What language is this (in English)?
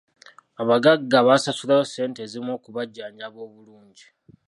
Ganda